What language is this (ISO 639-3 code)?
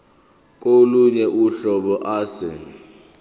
zul